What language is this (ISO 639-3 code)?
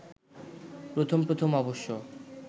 ben